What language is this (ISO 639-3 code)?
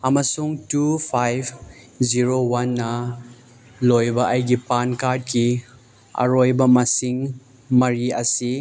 mni